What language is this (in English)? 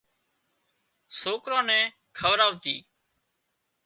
Wadiyara Koli